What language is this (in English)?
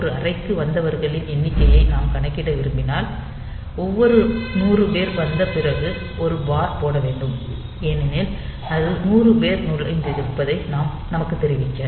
Tamil